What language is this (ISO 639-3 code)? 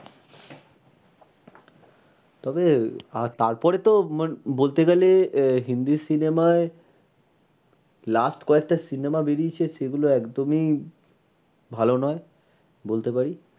ben